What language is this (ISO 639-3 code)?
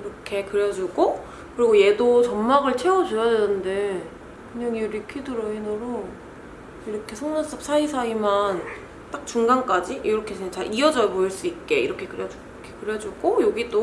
kor